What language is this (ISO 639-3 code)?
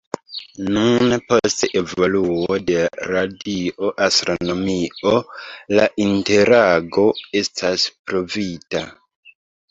epo